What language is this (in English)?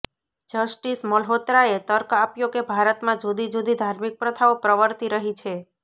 Gujarati